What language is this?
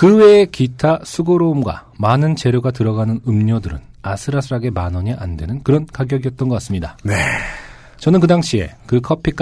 Korean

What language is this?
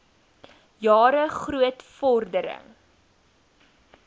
Afrikaans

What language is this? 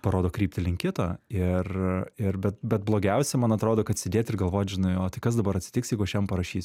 Lithuanian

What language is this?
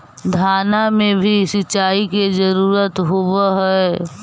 Magahi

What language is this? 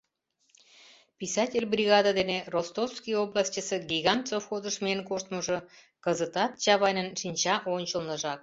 Mari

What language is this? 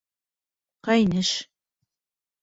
Bashkir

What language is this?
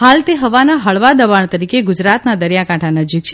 Gujarati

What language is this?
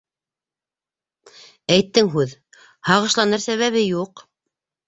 Bashkir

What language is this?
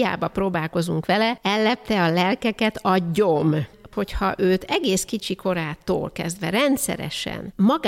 Hungarian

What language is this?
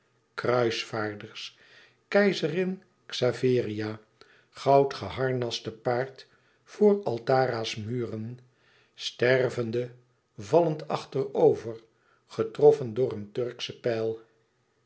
Dutch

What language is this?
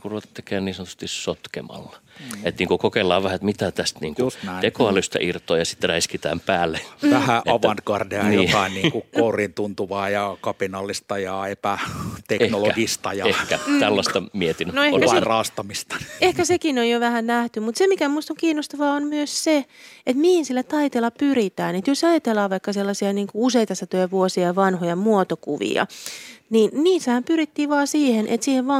Finnish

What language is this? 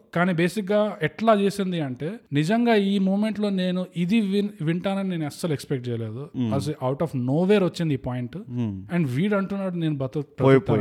Telugu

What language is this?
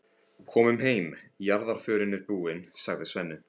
Icelandic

